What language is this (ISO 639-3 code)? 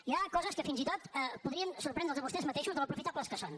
cat